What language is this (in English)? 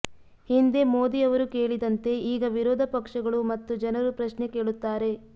Kannada